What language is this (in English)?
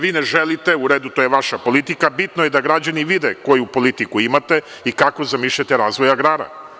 Serbian